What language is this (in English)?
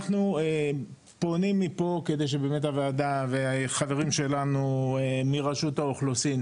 Hebrew